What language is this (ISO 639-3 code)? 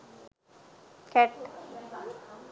sin